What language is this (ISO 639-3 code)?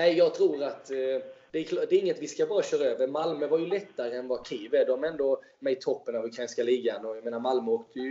swe